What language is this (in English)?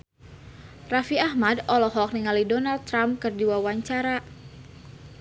Sundanese